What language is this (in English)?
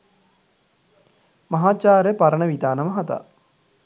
Sinhala